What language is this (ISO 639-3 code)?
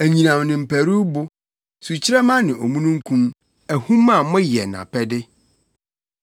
aka